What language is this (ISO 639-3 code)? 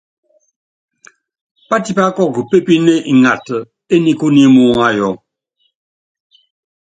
yav